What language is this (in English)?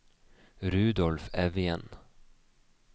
Norwegian